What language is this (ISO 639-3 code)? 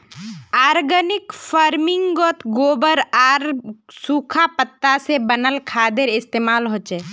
mag